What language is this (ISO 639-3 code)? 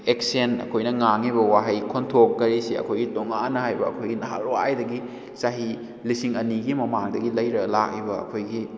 mni